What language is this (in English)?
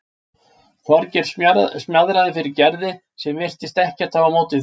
Icelandic